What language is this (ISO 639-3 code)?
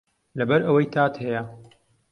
ckb